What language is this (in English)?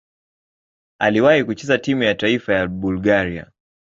Swahili